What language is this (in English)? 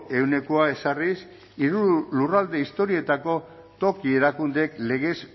Basque